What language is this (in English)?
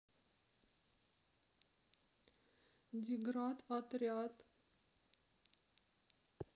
Russian